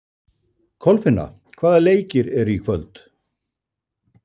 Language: Icelandic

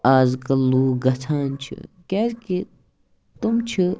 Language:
Kashmiri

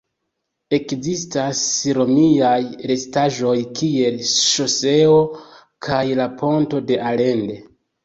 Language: Esperanto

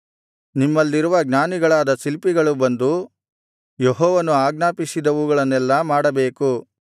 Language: Kannada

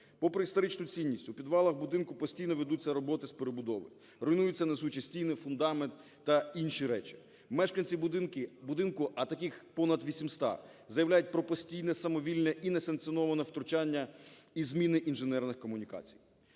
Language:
Ukrainian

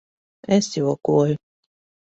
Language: Latvian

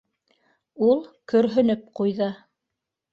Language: Bashkir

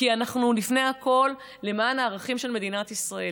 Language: Hebrew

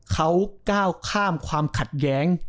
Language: Thai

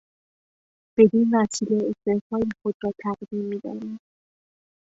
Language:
Persian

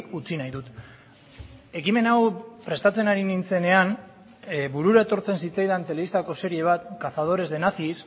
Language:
Basque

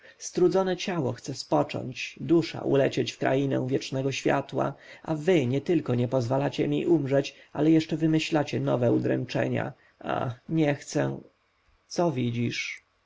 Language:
Polish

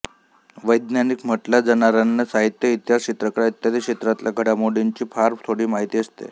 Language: Marathi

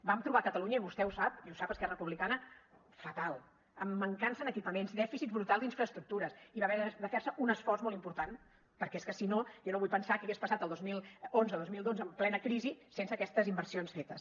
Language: Catalan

